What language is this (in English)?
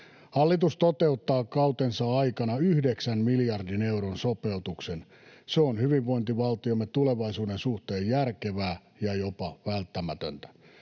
Finnish